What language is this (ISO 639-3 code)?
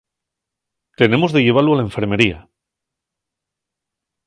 ast